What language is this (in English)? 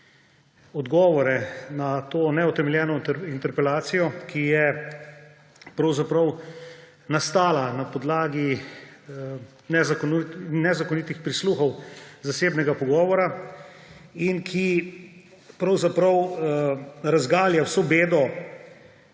Slovenian